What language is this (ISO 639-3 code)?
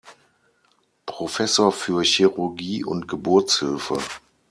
deu